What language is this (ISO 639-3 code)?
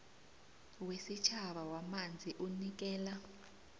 nbl